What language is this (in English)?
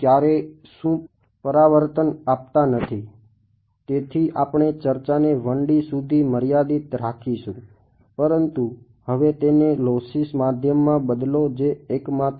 Gujarati